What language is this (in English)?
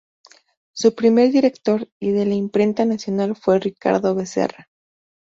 Spanish